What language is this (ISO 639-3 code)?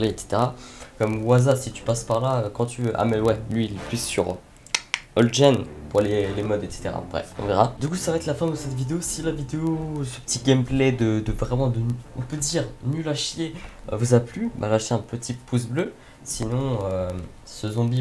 fra